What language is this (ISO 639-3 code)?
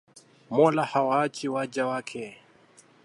swa